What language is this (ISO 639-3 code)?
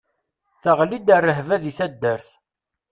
kab